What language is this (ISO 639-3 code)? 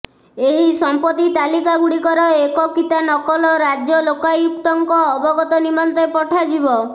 ori